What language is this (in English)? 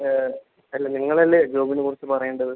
Malayalam